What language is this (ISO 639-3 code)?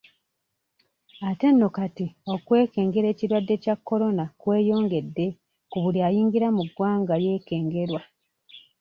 lug